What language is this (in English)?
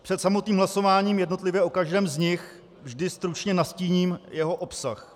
Czech